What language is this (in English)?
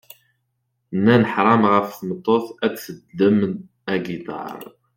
Kabyle